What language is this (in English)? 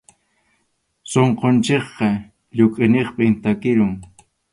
Arequipa-La Unión Quechua